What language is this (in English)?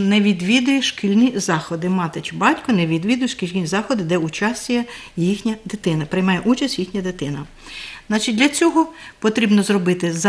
Ukrainian